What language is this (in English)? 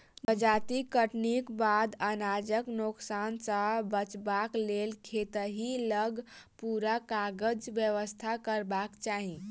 Maithili